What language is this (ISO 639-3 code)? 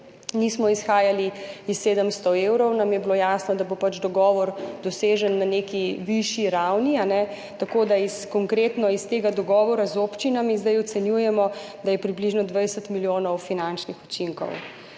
slv